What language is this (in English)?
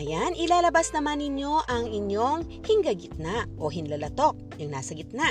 Filipino